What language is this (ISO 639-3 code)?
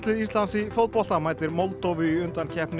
isl